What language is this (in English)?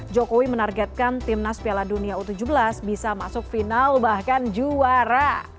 Indonesian